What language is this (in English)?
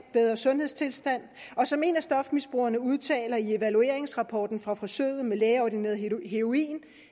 Danish